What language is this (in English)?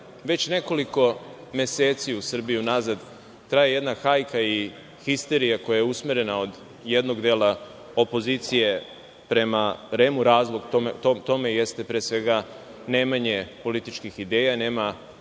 Serbian